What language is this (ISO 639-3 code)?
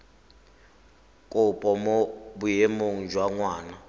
tsn